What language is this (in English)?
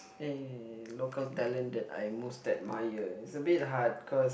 English